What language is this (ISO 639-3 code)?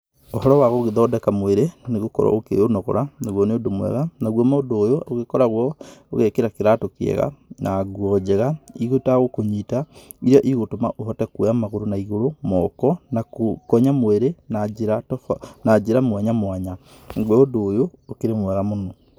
kik